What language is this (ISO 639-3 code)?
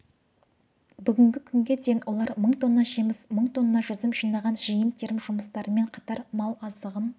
kaz